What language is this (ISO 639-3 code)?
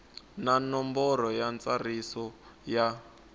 tso